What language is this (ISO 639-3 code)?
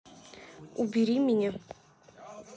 rus